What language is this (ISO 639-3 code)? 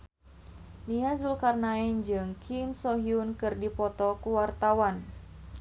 sun